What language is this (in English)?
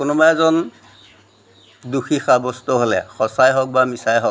Assamese